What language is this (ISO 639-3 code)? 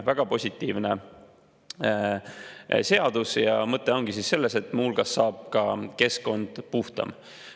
est